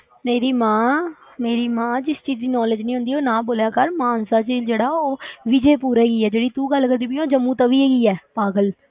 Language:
Punjabi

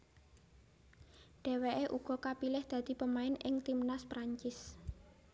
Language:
Javanese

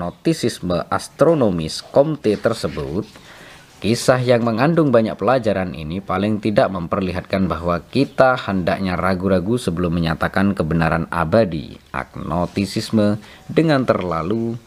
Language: Indonesian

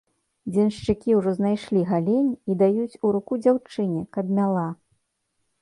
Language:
Belarusian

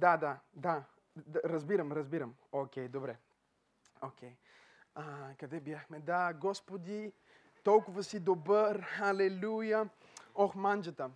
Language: Bulgarian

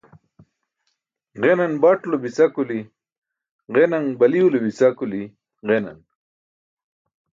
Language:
Burushaski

